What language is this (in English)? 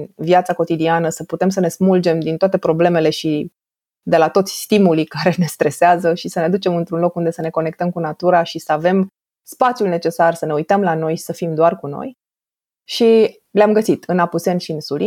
Romanian